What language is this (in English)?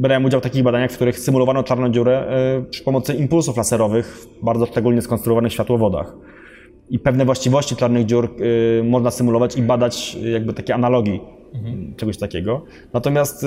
Polish